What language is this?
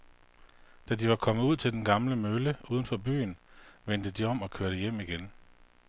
Danish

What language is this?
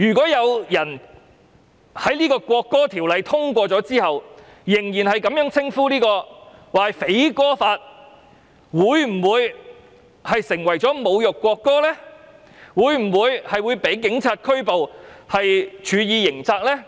Cantonese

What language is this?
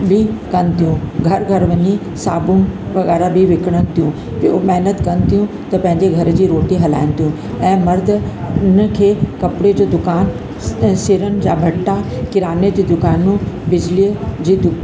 Sindhi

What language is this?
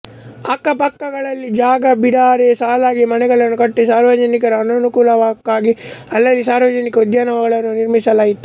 Kannada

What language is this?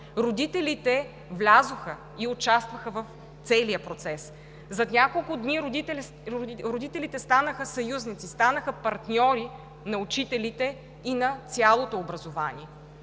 Bulgarian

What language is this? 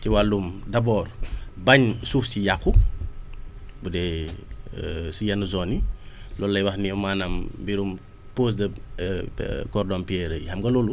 Wolof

